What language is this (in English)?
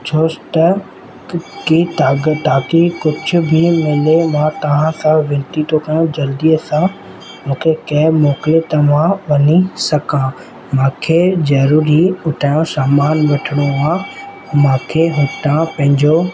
Sindhi